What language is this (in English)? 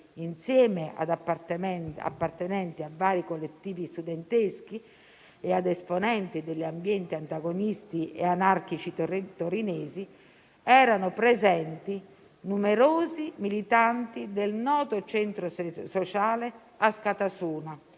Italian